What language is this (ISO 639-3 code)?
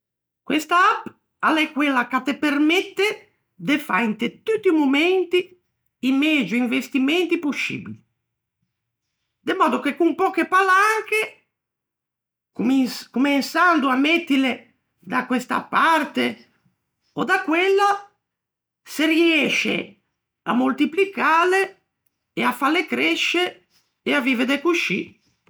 lij